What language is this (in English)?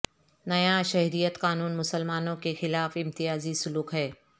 Urdu